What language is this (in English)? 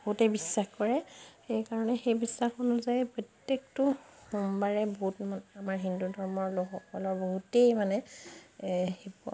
Assamese